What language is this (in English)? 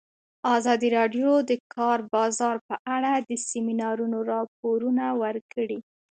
Pashto